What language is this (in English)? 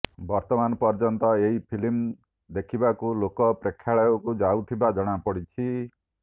Odia